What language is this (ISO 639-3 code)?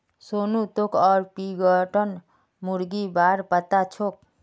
mag